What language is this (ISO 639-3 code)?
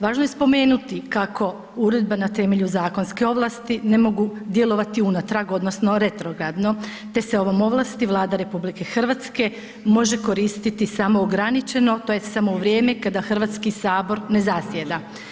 hrv